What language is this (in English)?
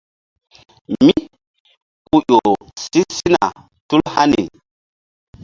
Mbum